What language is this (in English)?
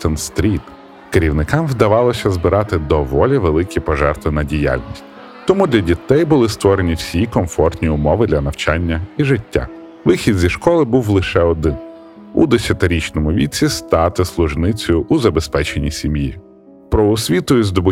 Ukrainian